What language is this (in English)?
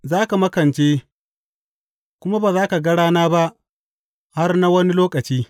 Hausa